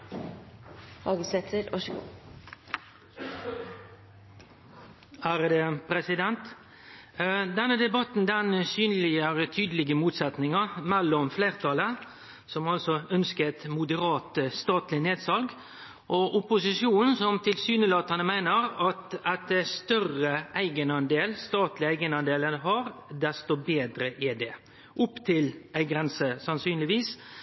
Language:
Norwegian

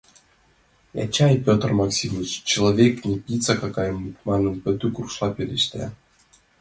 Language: Mari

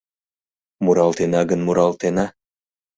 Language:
Mari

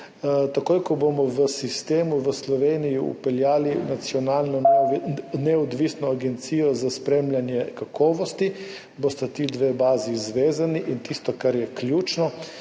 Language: Slovenian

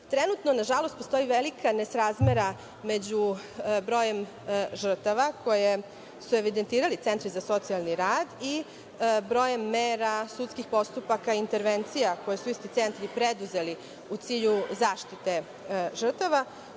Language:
Serbian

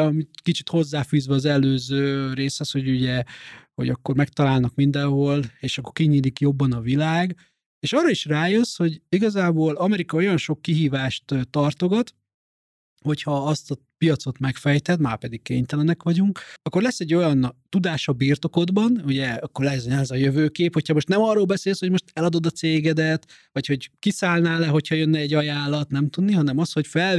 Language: Hungarian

